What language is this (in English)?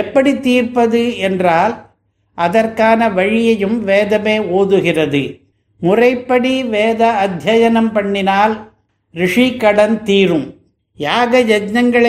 Tamil